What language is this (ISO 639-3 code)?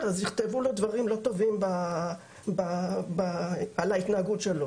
heb